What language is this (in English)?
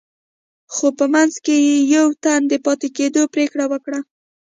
Pashto